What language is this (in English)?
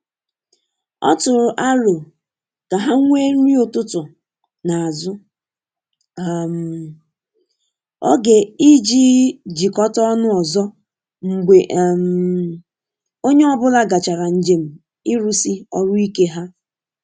Igbo